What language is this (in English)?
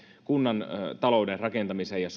Finnish